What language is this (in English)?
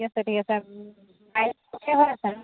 Assamese